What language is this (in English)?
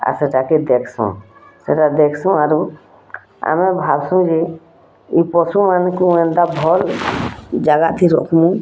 Odia